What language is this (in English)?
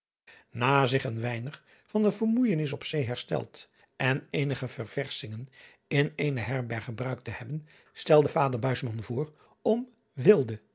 Dutch